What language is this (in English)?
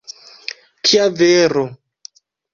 Esperanto